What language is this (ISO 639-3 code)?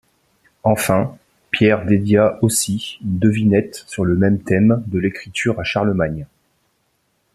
fra